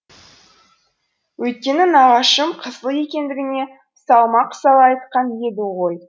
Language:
Kazakh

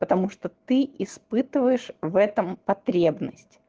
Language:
Russian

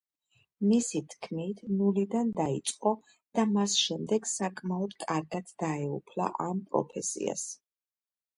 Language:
Georgian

